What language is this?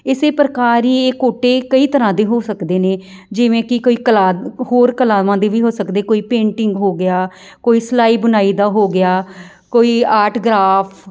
Punjabi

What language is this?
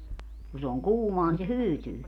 Finnish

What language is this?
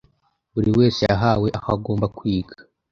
Kinyarwanda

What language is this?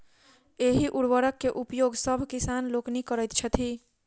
Maithili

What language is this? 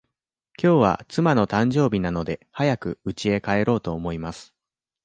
Japanese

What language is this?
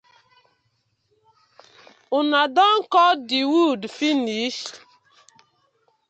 Nigerian Pidgin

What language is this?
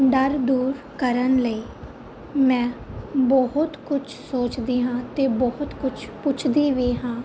Punjabi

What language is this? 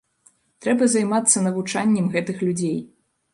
Belarusian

